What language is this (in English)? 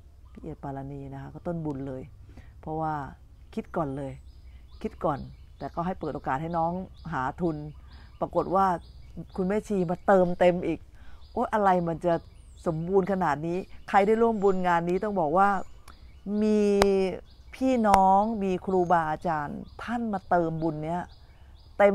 Thai